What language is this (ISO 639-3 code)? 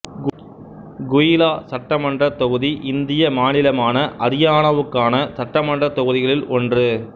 tam